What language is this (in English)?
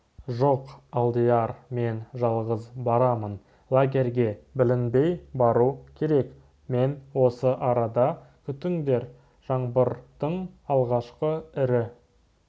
Kazakh